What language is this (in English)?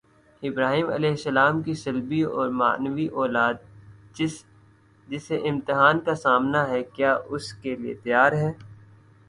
Urdu